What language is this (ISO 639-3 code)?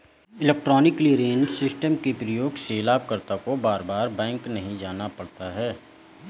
hin